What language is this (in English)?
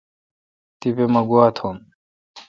Kalkoti